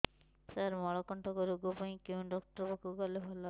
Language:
Odia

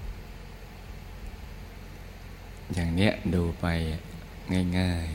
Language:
Thai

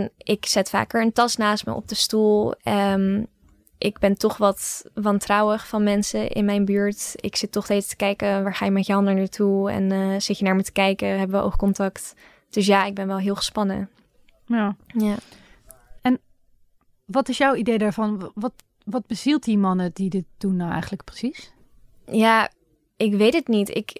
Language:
Dutch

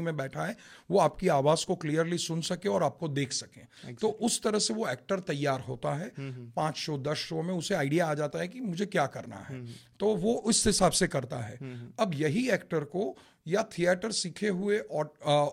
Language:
Hindi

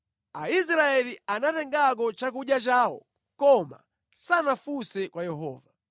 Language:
Nyanja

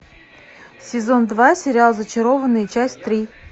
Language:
Russian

